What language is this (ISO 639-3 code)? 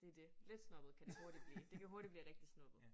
dan